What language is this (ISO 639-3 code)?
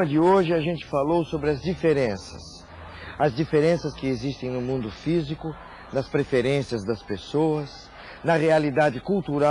por